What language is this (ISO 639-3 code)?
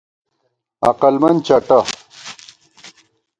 gwt